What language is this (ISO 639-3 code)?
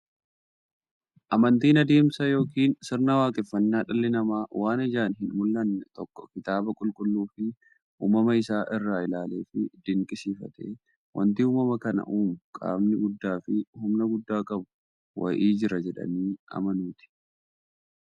orm